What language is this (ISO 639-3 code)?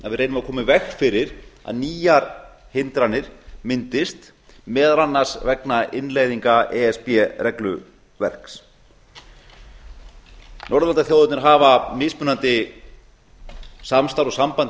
isl